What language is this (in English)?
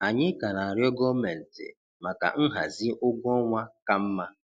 Igbo